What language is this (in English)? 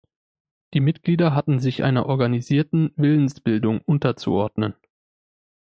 German